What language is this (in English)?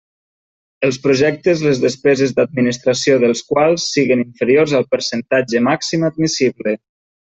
Catalan